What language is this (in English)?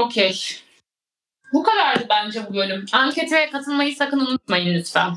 Turkish